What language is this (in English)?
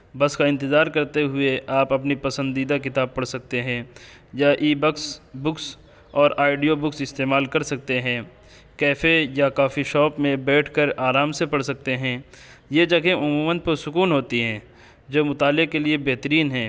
Urdu